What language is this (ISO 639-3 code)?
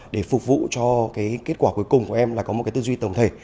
vie